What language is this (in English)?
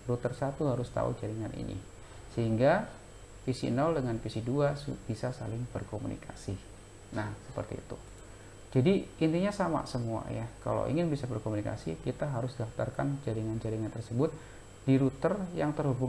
Indonesian